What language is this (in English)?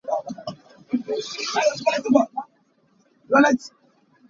Hakha Chin